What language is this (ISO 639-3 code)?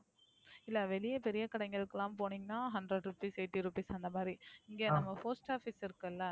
tam